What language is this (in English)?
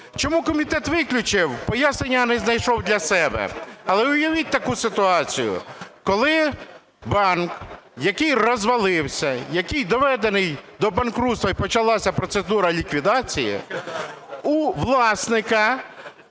Ukrainian